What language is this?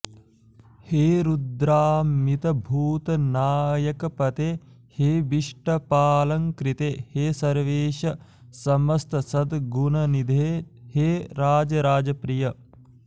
Sanskrit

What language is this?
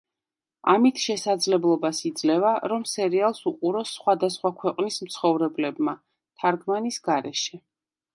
Georgian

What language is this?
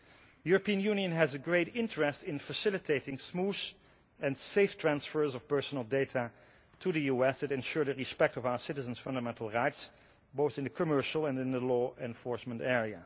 English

